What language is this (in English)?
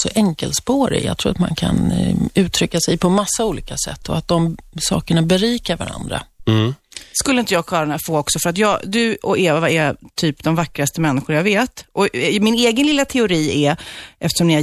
Swedish